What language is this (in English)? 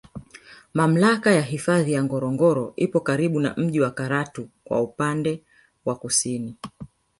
Swahili